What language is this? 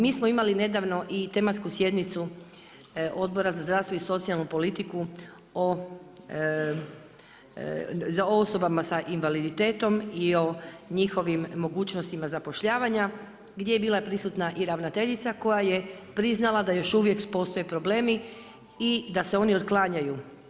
Croatian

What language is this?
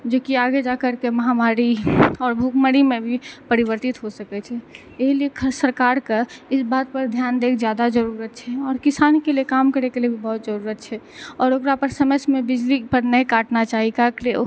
Maithili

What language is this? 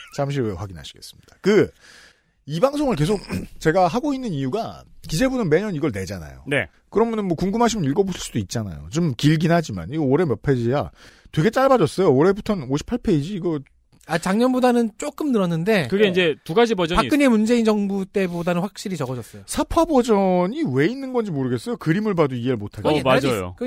Korean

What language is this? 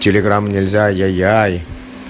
Russian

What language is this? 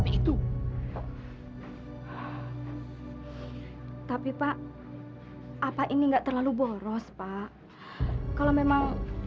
Indonesian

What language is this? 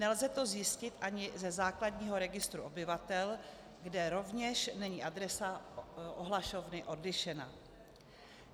Czech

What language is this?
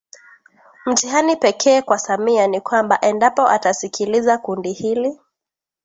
Swahili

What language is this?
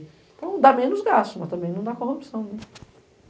Portuguese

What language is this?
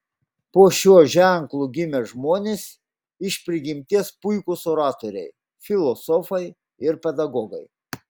Lithuanian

